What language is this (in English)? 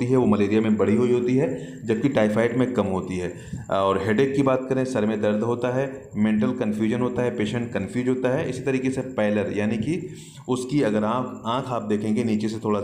Hindi